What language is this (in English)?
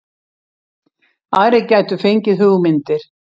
Icelandic